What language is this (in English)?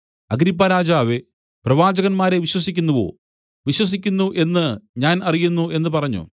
Malayalam